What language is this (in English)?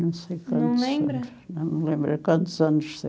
Portuguese